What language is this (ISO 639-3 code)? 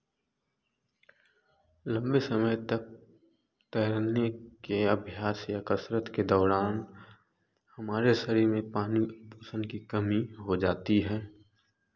hin